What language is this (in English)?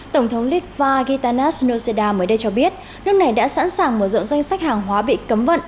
Vietnamese